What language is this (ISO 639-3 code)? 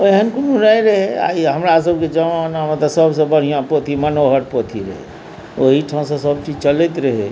mai